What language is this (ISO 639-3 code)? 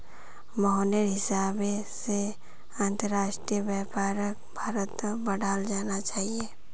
mag